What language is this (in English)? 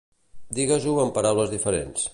Catalan